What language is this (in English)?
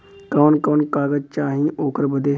Bhojpuri